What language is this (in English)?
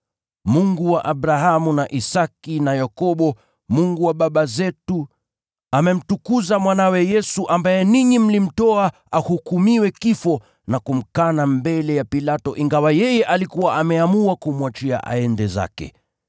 Swahili